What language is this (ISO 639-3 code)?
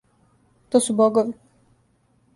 srp